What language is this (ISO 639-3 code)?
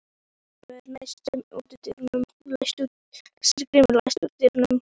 isl